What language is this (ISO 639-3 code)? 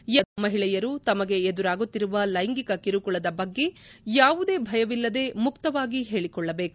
kan